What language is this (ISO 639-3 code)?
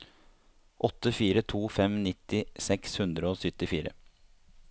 nor